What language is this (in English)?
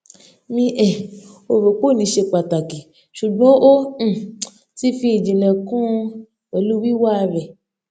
Yoruba